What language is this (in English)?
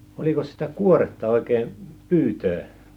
Finnish